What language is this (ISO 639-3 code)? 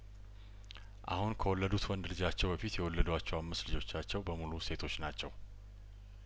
amh